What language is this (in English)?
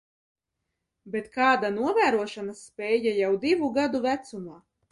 Latvian